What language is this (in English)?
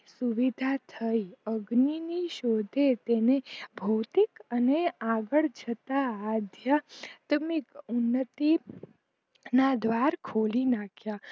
Gujarati